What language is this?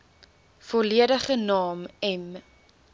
Afrikaans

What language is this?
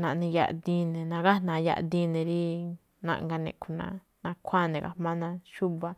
Malinaltepec Me'phaa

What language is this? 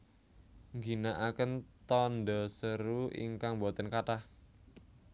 Javanese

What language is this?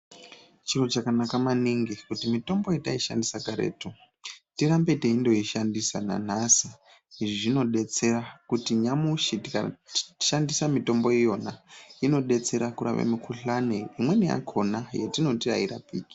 Ndau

